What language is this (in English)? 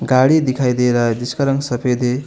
Hindi